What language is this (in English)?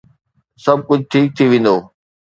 Sindhi